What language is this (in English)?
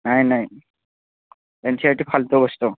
Assamese